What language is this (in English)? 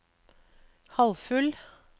Norwegian